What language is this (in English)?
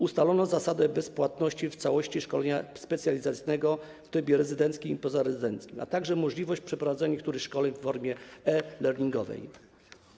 Polish